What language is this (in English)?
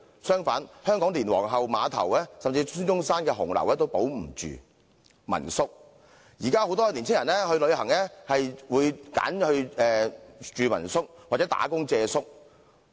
Cantonese